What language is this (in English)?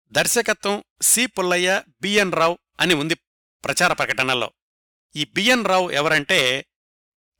Telugu